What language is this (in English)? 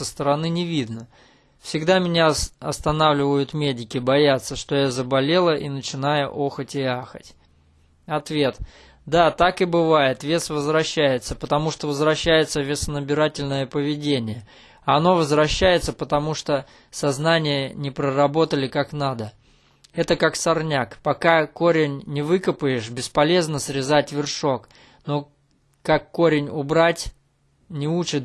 Russian